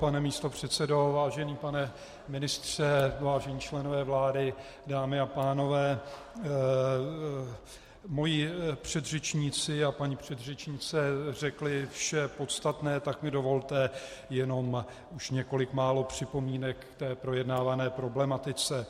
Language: Czech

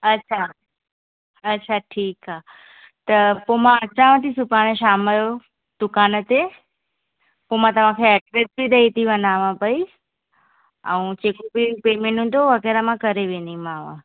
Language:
Sindhi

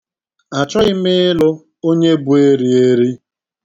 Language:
Igbo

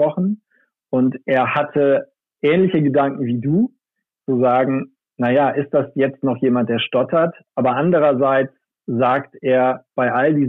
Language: German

